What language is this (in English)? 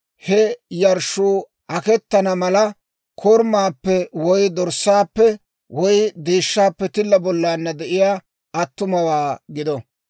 Dawro